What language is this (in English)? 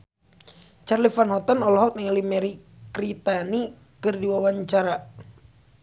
Sundanese